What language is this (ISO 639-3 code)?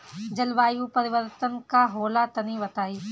bho